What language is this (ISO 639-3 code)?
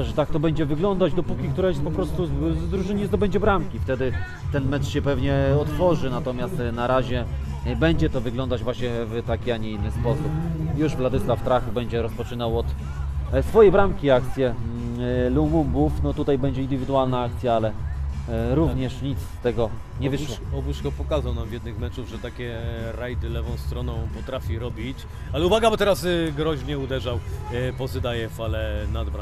pol